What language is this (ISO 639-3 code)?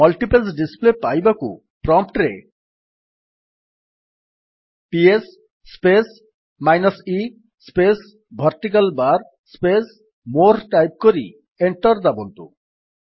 ori